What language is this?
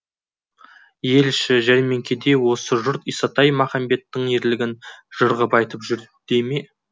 Kazakh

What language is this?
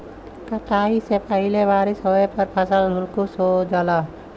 Bhojpuri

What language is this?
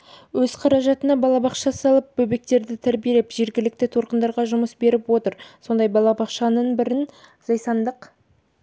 Kazakh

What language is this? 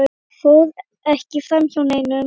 Icelandic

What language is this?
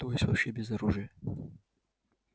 Russian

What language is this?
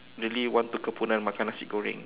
English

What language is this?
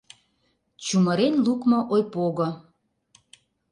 Mari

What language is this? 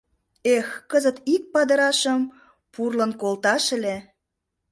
Mari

